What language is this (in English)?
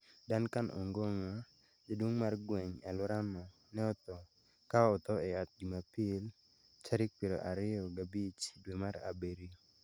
Luo (Kenya and Tanzania)